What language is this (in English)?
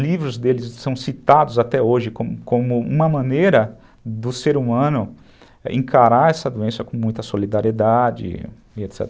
Portuguese